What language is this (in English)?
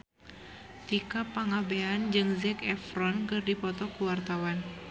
Sundanese